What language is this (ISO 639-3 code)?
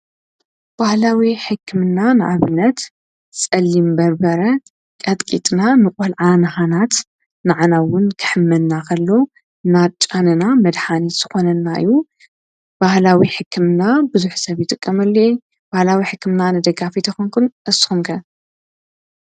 tir